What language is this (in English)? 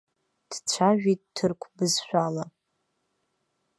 Abkhazian